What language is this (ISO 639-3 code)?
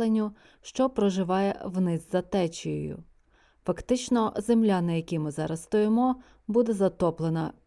ukr